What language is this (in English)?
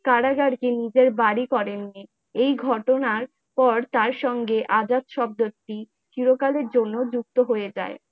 Bangla